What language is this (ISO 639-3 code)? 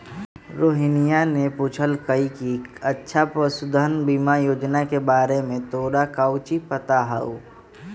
mag